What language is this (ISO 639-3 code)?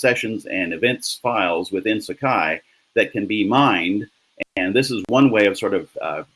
eng